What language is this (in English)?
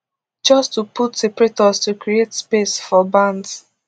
Nigerian Pidgin